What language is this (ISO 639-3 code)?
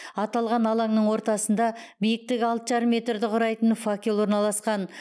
kaz